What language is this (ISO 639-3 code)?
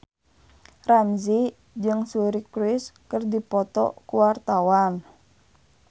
sun